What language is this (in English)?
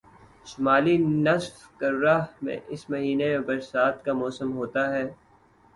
Urdu